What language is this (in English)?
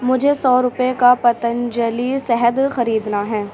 Urdu